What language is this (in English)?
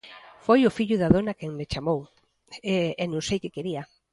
Galician